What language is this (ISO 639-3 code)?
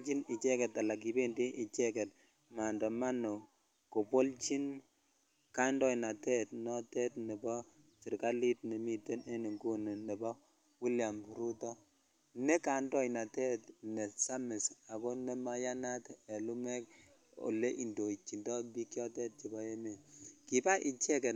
kln